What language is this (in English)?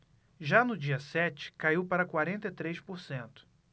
Portuguese